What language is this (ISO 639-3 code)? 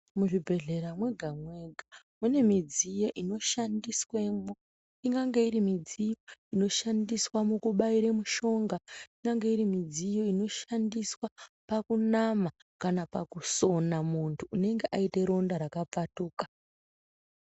ndc